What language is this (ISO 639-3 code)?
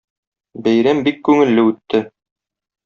tat